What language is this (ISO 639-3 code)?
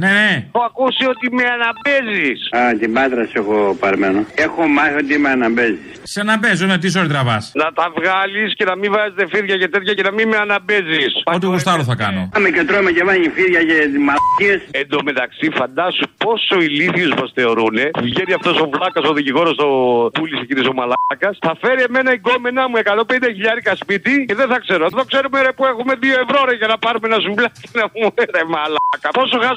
ell